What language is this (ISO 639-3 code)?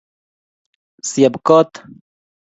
kln